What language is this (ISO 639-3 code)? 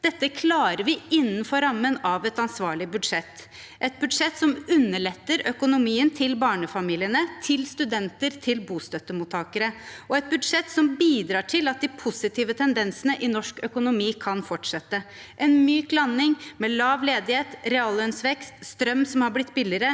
nor